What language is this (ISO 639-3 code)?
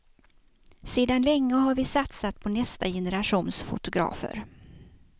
swe